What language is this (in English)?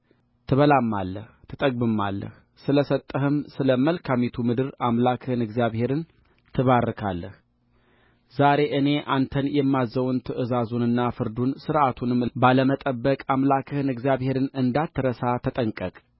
Amharic